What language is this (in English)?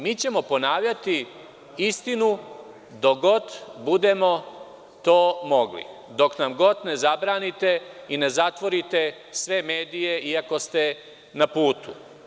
Serbian